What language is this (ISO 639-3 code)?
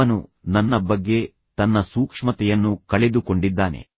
kan